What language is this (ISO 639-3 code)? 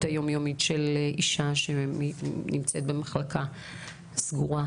heb